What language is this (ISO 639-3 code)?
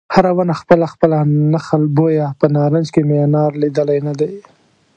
pus